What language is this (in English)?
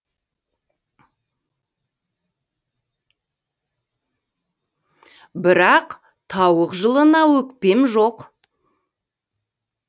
Kazakh